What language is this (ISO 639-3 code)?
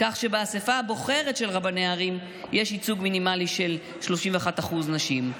heb